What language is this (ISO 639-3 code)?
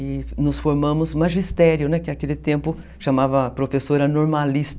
por